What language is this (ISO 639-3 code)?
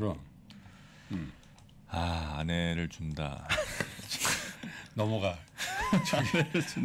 kor